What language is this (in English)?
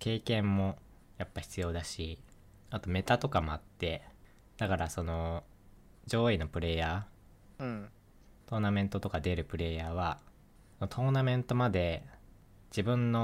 Japanese